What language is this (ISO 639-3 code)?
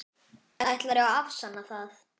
isl